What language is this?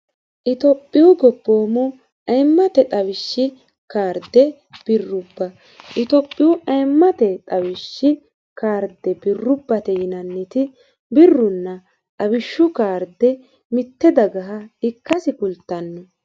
Sidamo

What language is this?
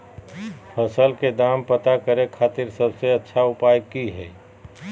Magahi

